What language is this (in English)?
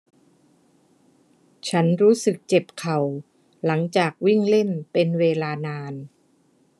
Thai